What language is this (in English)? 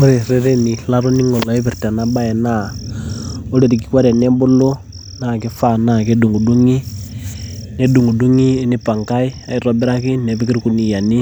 Masai